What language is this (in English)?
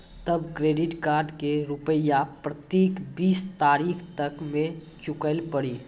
Maithili